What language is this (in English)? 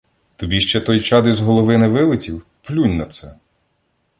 Ukrainian